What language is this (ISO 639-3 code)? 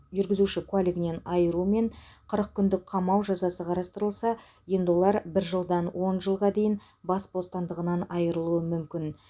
kaz